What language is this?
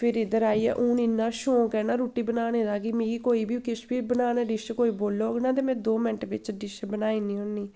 Dogri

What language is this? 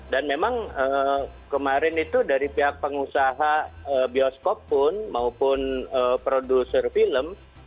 Indonesian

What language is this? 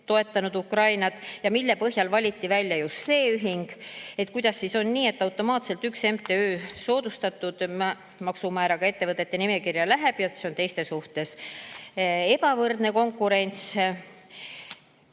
Estonian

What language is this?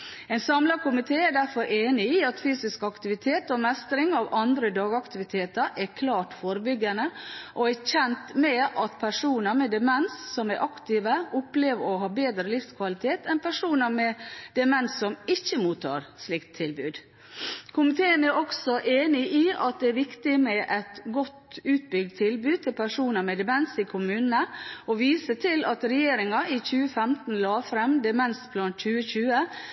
Norwegian Bokmål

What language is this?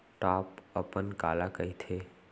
Chhattisgarhi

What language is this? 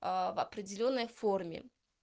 Russian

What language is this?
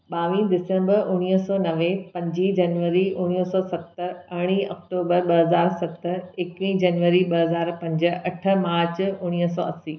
Sindhi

